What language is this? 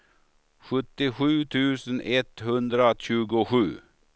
Swedish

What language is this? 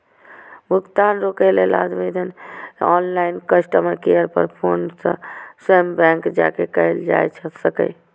Maithili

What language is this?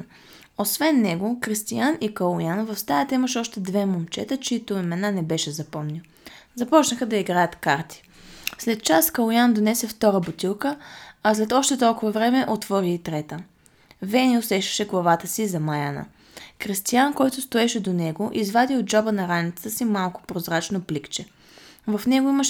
Bulgarian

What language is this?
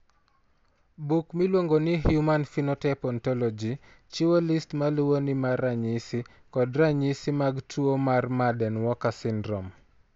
Luo (Kenya and Tanzania)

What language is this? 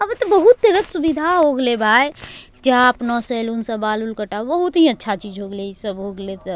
Angika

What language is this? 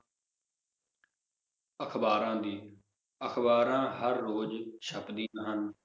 Punjabi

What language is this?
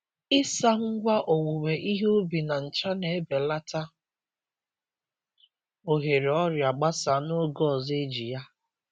Igbo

